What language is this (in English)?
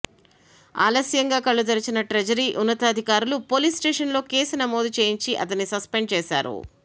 Telugu